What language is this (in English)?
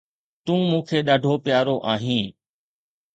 Sindhi